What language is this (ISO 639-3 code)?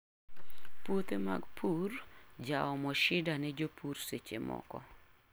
luo